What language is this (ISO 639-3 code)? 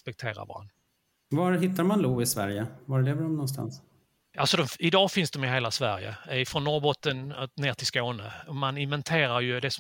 swe